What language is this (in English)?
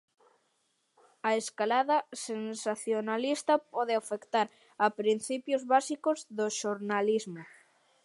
Galician